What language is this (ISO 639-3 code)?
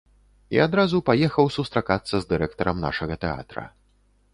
bel